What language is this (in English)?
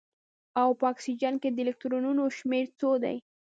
Pashto